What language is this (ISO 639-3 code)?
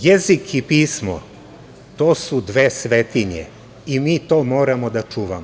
srp